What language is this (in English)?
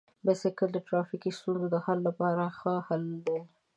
Pashto